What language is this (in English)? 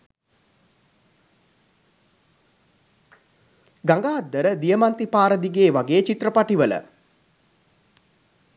Sinhala